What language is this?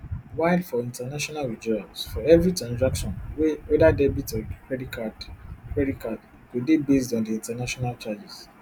Nigerian Pidgin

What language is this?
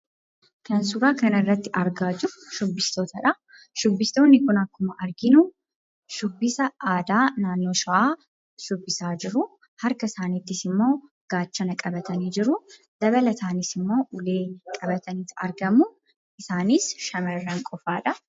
Oromo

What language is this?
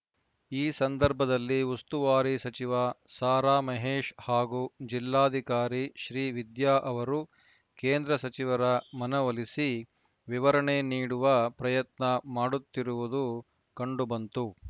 Kannada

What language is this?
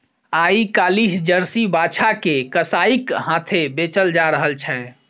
Maithili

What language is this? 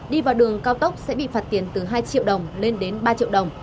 Vietnamese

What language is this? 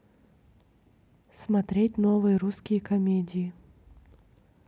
Russian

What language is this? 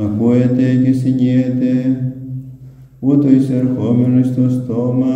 Greek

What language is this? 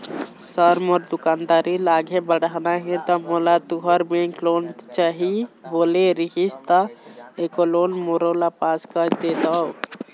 Chhattisgarhi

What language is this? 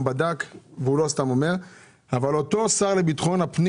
Hebrew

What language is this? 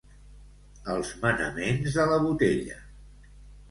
Catalan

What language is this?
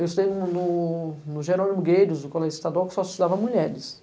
Portuguese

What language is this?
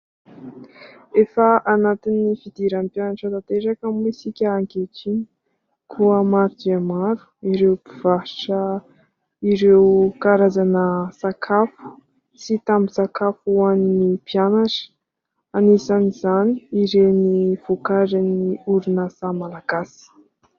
Malagasy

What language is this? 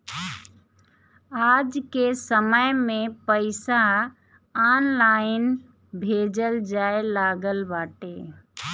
Bhojpuri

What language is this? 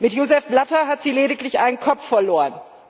German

